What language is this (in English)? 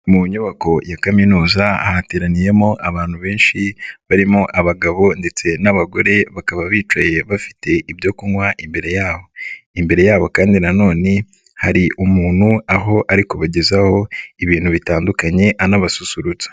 Kinyarwanda